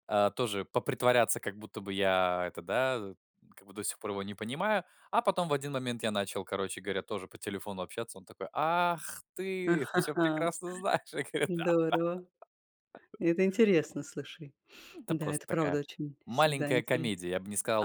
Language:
Russian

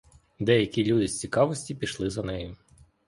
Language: Ukrainian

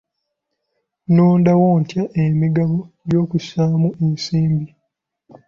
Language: Ganda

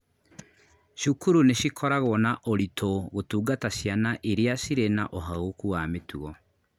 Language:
Kikuyu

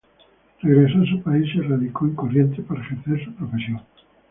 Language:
Spanish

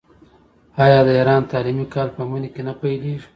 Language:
Pashto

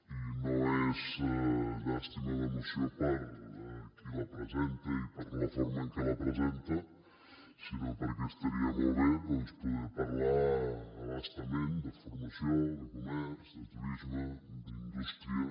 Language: Catalan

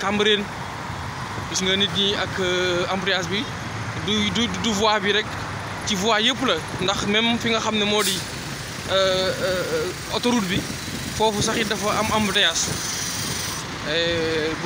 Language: Dutch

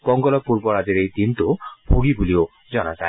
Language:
Assamese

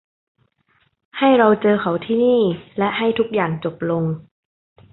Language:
Thai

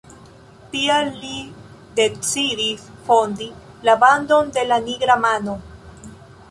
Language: Esperanto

